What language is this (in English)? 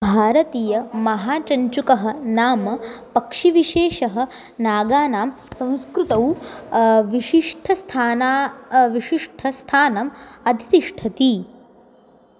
Sanskrit